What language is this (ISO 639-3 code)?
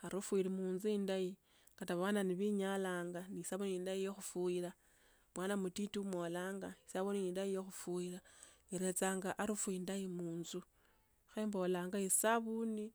lto